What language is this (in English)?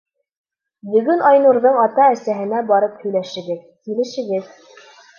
Bashkir